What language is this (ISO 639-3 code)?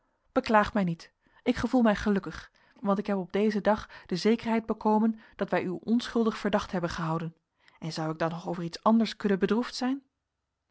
nld